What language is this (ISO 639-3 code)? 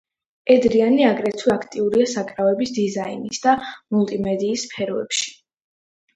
kat